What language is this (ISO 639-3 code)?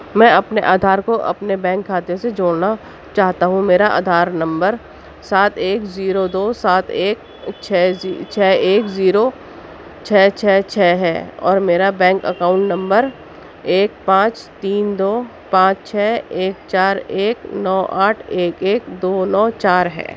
urd